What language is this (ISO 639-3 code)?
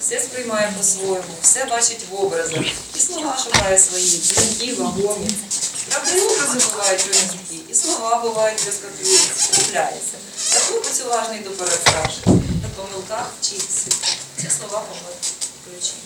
ukr